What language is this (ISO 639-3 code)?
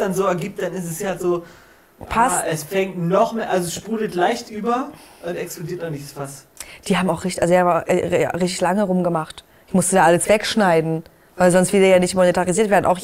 deu